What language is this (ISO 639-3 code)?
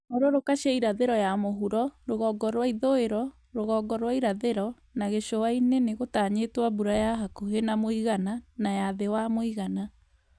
kik